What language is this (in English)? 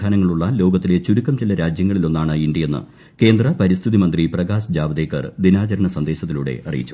Malayalam